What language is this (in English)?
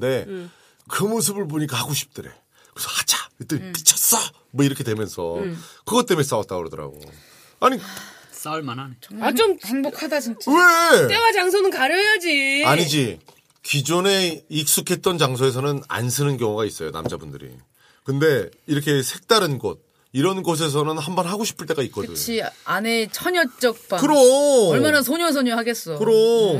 Korean